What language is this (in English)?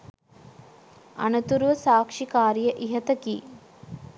Sinhala